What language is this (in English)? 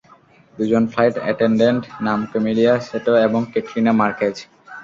Bangla